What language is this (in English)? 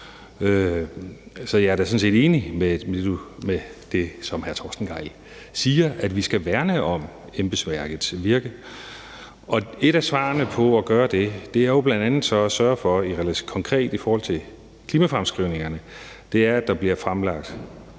Danish